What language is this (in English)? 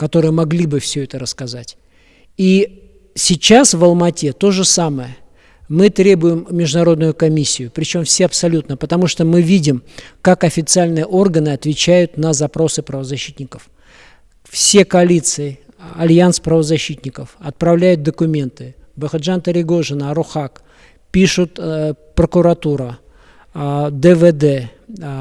Russian